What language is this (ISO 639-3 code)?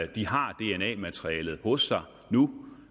dan